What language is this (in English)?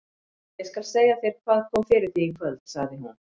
Icelandic